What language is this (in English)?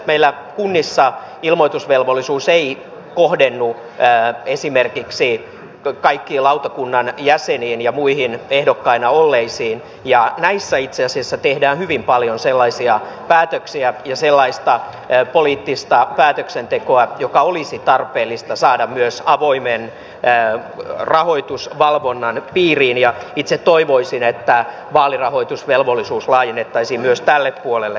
Finnish